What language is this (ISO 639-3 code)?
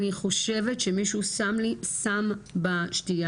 heb